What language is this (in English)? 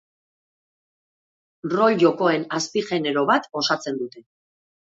Basque